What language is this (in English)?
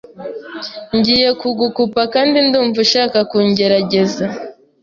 Kinyarwanda